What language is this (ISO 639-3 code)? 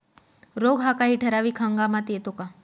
mar